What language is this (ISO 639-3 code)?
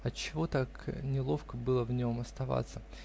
rus